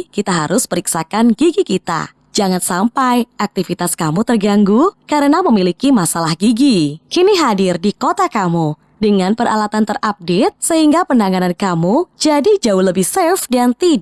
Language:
Indonesian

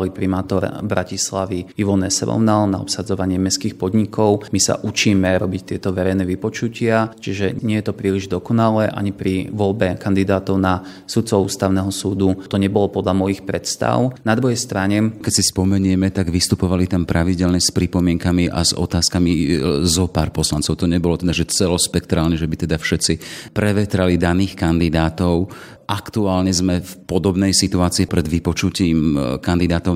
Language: Slovak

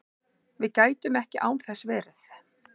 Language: Icelandic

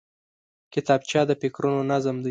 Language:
Pashto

